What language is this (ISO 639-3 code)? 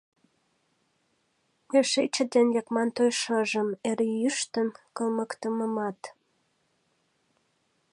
chm